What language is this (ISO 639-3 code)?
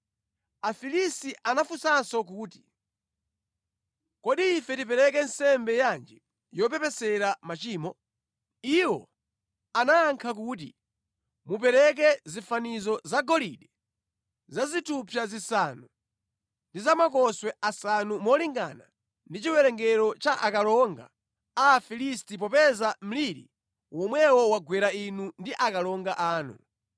nya